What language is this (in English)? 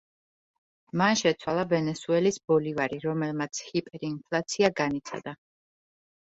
Georgian